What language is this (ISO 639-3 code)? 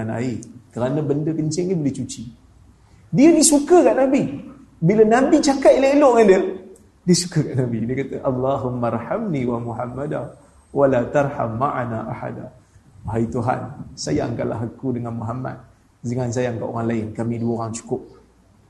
msa